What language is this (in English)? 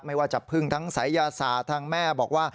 Thai